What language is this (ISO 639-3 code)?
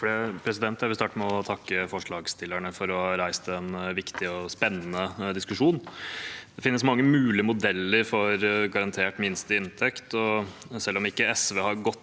nor